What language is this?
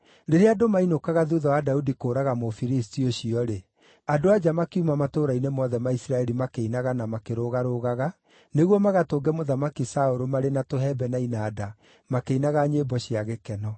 Kikuyu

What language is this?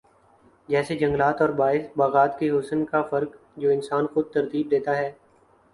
Urdu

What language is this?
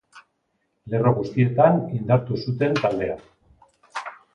Basque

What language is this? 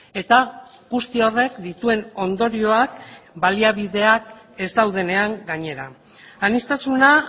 Basque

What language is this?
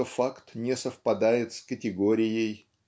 Russian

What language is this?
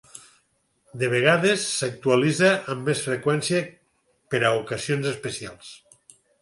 Catalan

